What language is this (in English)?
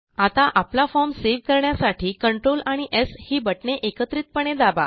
Marathi